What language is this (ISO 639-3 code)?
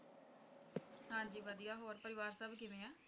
pan